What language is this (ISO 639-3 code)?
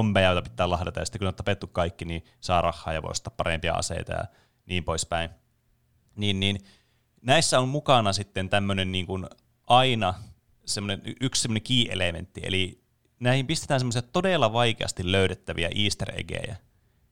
fin